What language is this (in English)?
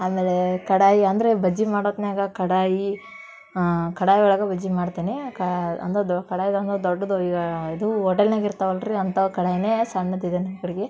Kannada